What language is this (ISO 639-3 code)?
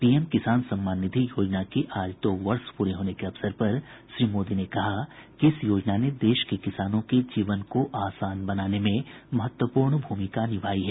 hin